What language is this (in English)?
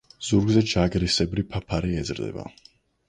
Georgian